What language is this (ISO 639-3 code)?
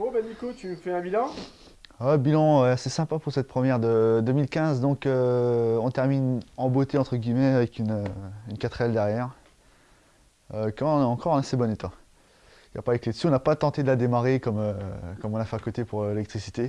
fra